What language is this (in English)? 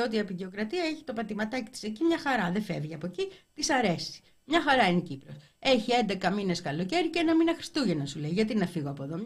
Greek